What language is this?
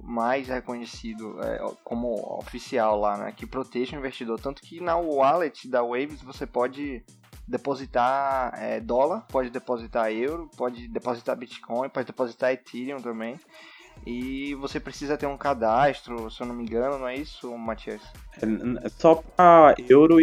Portuguese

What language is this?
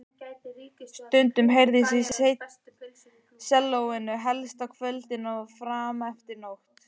Icelandic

